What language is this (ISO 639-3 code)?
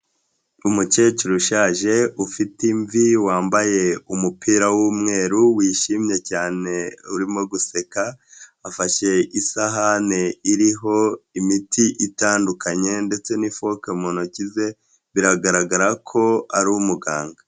kin